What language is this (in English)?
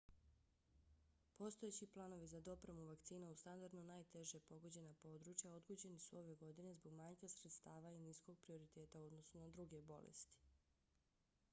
Bosnian